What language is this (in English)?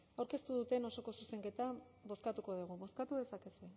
Basque